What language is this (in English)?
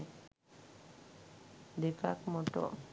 Sinhala